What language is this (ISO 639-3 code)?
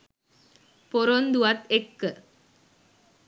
sin